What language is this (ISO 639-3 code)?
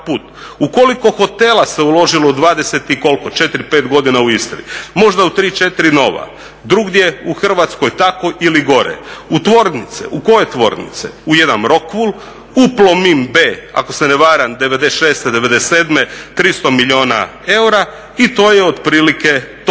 hrv